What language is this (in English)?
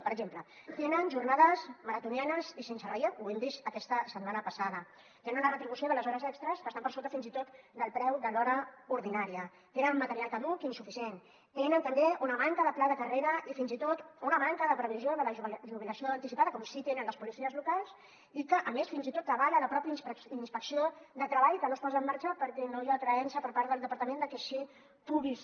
Catalan